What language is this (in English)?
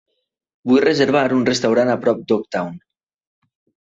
Catalan